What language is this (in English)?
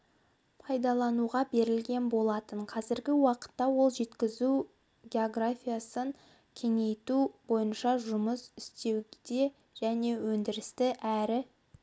Kazakh